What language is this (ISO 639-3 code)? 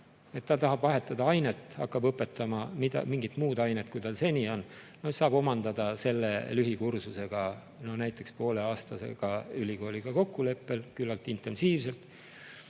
est